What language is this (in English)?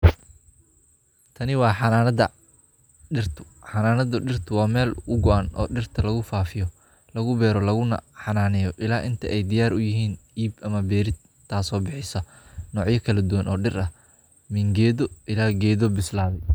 Somali